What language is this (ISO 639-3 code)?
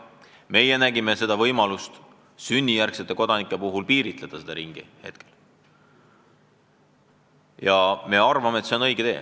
est